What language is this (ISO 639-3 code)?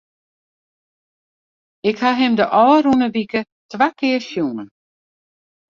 fry